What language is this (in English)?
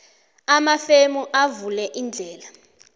South Ndebele